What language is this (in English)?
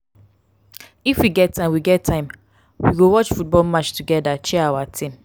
Nigerian Pidgin